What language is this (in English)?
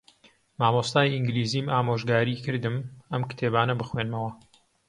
Central Kurdish